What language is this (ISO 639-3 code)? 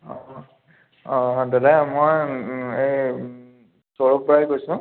asm